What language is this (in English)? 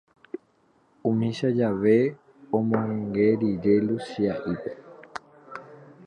Guarani